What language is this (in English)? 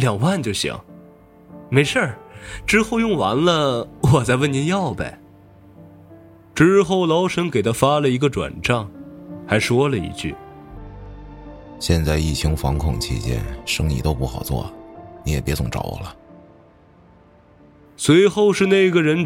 Chinese